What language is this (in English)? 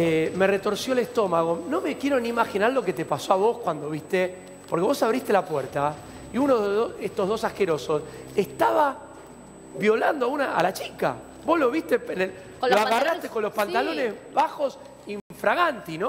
Spanish